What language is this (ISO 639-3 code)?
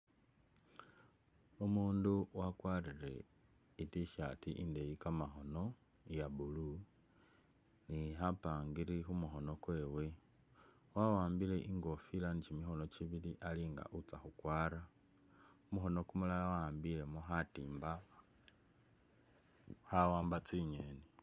myx